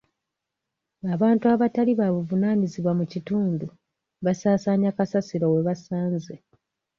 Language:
Ganda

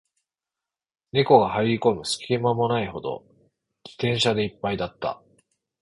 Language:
Japanese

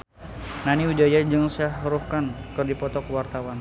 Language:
Sundanese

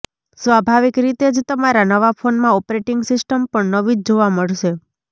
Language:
Gujarati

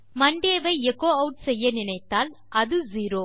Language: Tamil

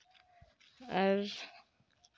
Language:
Santali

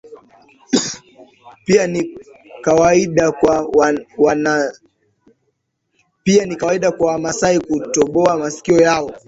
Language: Swahili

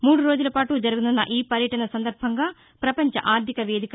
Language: Telugu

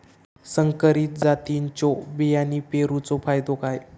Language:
Marathi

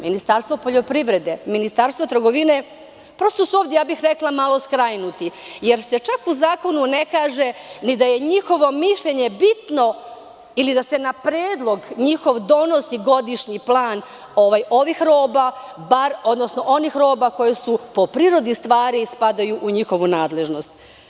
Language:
Serbian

